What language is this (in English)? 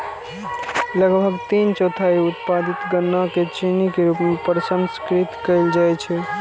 Maithili